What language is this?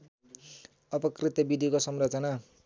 Nepali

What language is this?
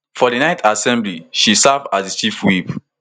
Nigerian Pidgin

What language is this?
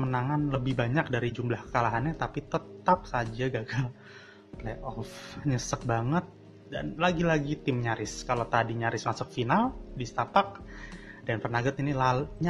Indonesian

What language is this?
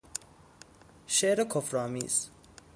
Persian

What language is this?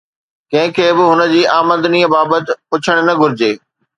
Sindhi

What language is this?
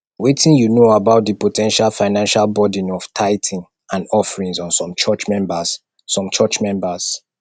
Nigerian Pidgin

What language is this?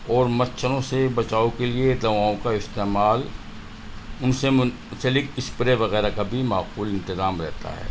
Urdu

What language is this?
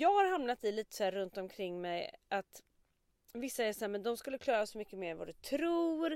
Swedish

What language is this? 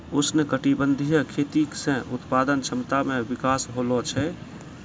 Maithili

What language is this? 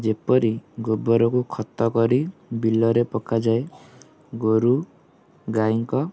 Odia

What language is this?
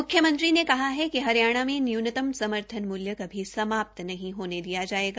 Hindi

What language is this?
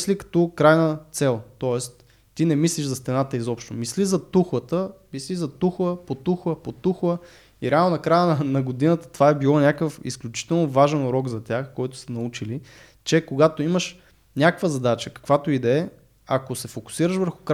Bulgarian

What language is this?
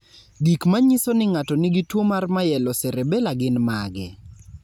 Luo (Kenya and Tanzania)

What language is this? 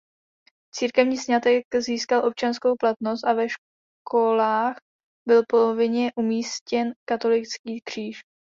Czech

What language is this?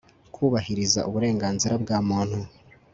Kinyarwanda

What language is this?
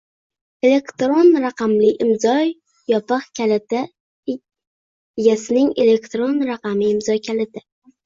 Uzbek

